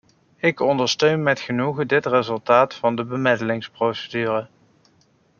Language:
Dutch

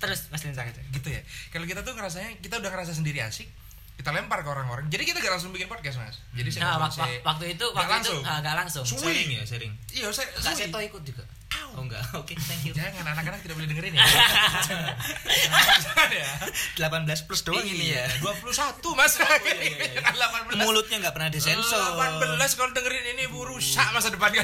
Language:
Indonesian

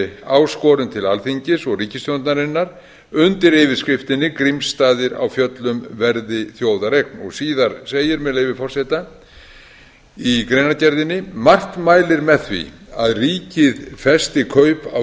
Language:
Icelandic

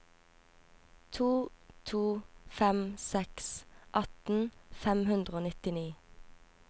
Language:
Norwegian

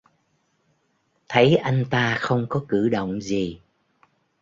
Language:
Vietnamese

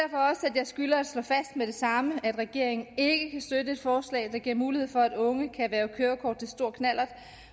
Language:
Danish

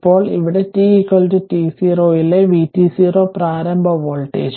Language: Malayalam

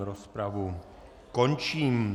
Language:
Czech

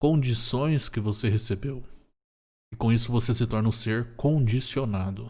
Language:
Portuguese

